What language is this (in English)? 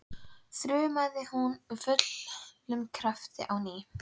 Icelandic